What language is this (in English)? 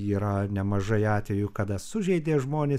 Lithuanian